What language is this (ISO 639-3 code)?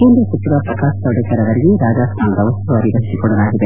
kan